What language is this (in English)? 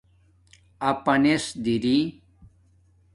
Domaaki